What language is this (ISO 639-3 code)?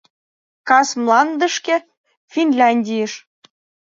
chm